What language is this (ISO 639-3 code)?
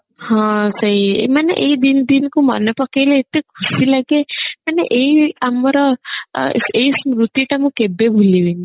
ori